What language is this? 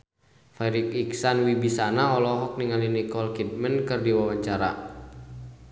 Sundanese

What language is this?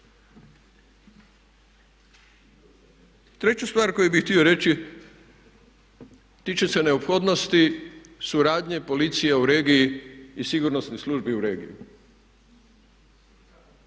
Croatian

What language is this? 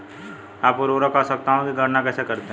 Hindi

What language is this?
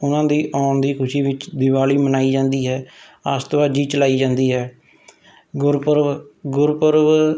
Punjabi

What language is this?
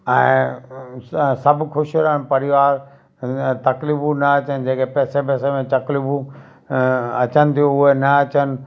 Sindhi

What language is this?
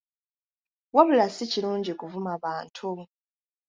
Ganda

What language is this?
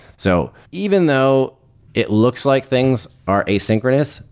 English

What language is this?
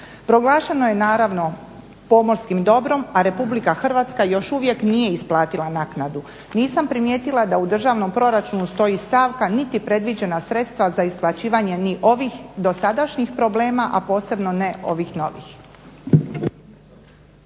Croatian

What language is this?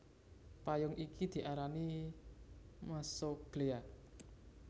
Javanese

